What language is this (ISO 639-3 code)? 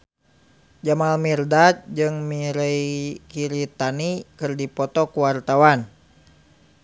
sun